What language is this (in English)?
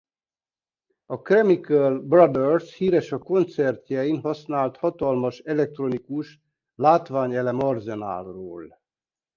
Hungarian